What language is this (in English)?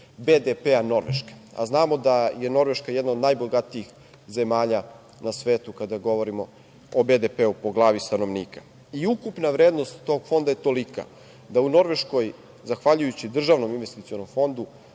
Serbian